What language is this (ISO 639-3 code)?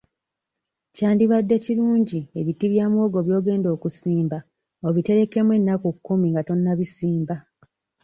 lug